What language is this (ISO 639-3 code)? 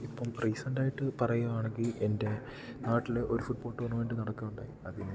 mal